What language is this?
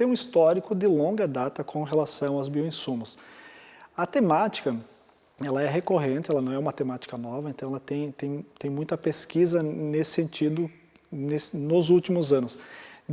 Portuguese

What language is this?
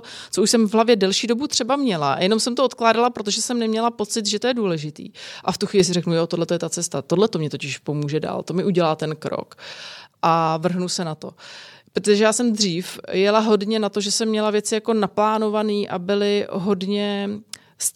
Czech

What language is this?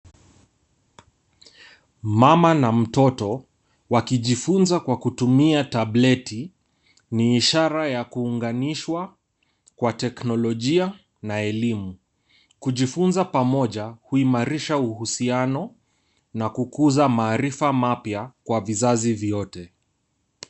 Swahili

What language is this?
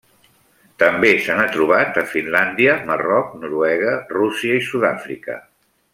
Catalan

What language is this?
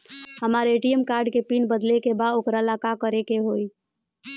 Bhojpuri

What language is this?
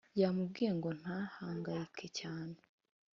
Kinyarwanda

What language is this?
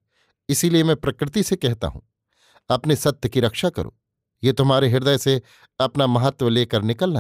Hindi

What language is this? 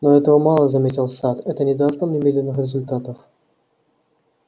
Russian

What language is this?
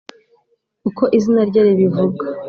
Kinyarwanda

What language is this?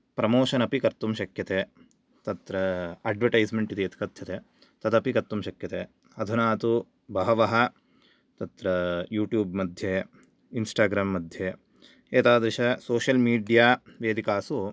Sanskrit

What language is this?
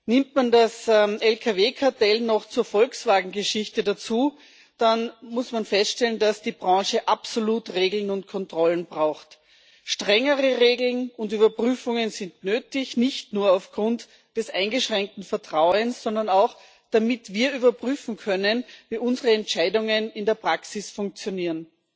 German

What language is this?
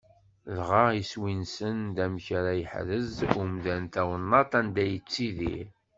Kabyle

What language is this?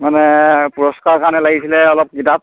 Assamese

